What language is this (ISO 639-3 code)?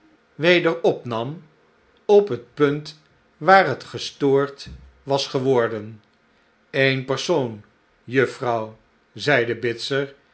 nld